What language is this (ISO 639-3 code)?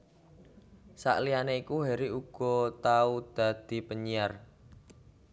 jav